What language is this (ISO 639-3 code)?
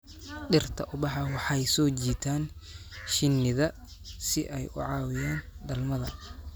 som